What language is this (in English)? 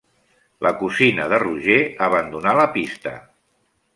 Catalan